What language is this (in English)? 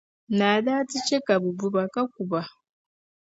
Dagbani